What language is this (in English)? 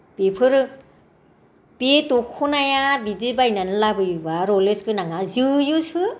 Bodo